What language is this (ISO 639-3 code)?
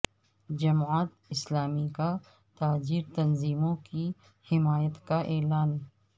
urd